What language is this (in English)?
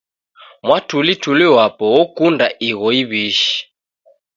Taita